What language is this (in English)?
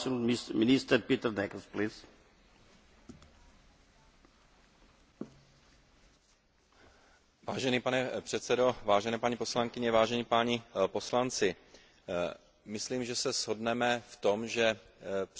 Czech